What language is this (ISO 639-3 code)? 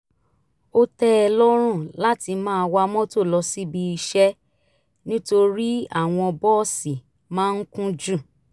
yor